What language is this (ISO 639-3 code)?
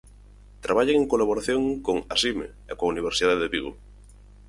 glg